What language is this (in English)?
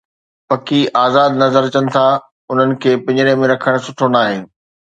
Sindhi